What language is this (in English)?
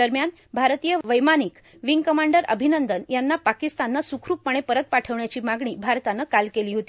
Marathi